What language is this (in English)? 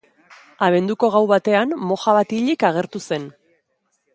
Basque